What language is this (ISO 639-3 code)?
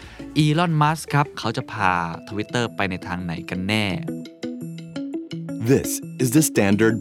tha